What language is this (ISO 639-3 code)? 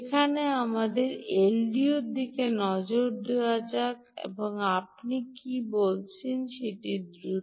ben